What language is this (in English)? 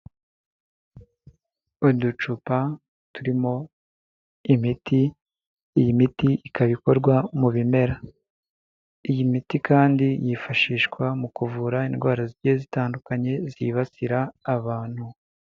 Kinyarwanda